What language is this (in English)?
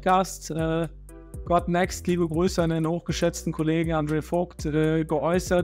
German